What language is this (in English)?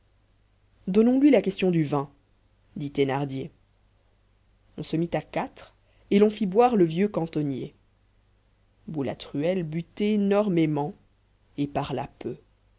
French